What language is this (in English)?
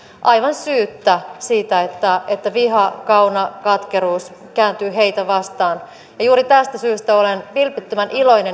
Finnish